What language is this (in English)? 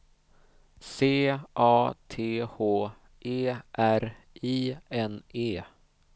Swedish